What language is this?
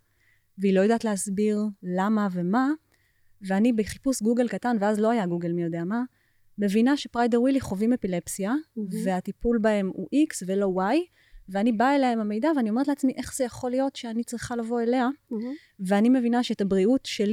Hebrew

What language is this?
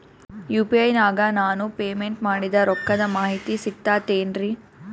Kannada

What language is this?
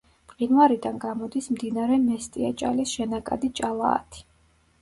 Georgian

